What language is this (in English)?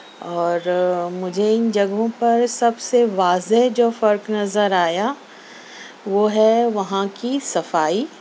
Urdu